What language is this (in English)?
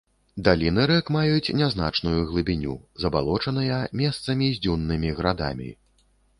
Belarusian